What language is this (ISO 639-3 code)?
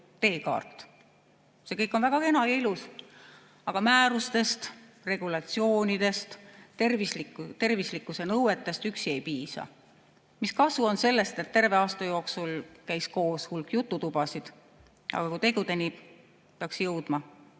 est